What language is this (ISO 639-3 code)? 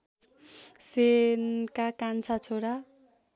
nep